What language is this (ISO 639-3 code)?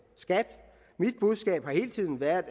dan